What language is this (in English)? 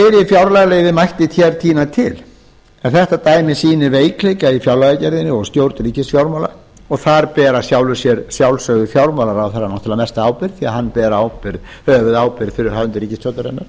Icelandic